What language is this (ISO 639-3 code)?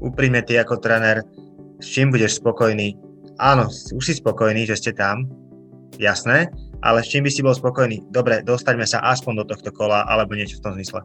slk